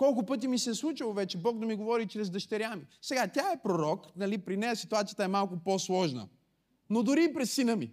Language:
Bulgarian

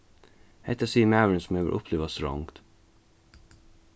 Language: Faroese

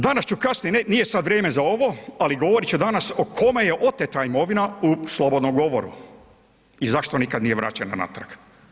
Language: Croatian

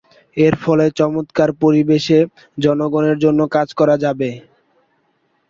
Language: Bangla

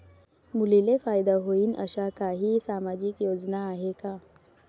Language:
Marathi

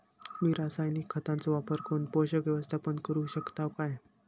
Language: Marathi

